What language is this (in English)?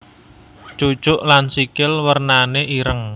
Javanese